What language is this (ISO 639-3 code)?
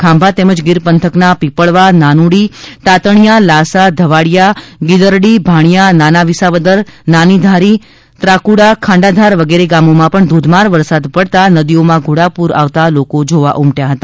guj